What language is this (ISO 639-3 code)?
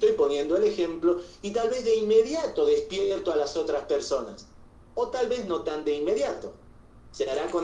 spa